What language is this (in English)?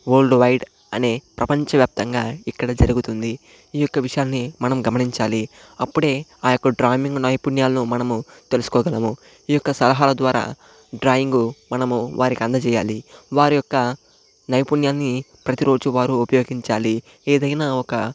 Telugu